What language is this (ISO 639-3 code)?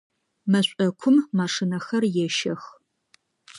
ady